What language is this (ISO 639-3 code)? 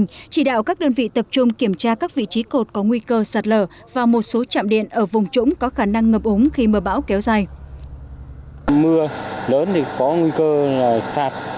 vie